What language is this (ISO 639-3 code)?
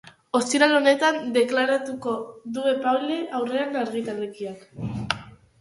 eus